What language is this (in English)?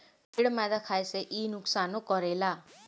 Bhojpuri